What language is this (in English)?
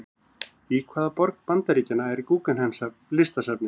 Icelandic